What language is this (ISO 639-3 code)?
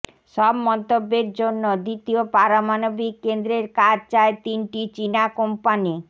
ben